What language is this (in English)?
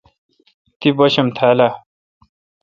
Kalkoti